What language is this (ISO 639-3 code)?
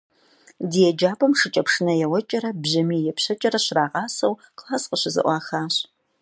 kbd